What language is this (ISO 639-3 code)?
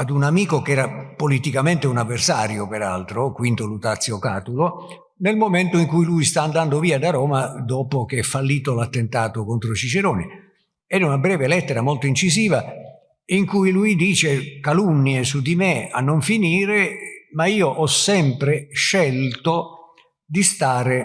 ita